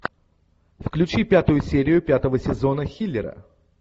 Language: Russian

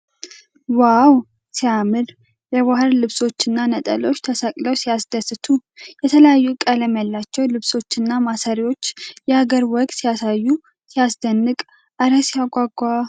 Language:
Amharic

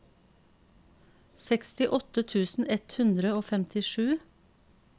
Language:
Norwegian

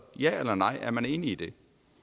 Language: Danish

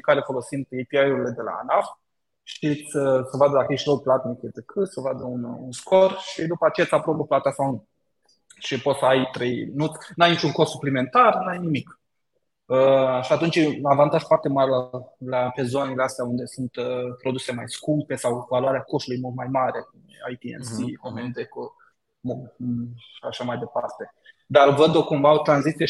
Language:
Romanian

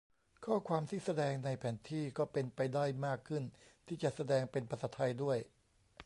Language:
Thai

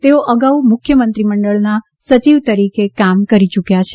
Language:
Gujarati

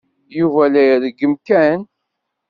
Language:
Kabyle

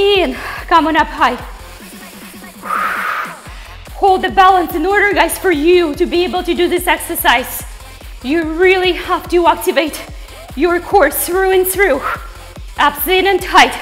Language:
English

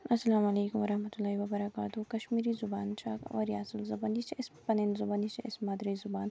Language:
Kashmiri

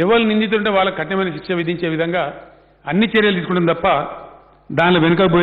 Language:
Hindi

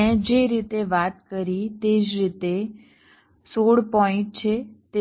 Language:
Gujarati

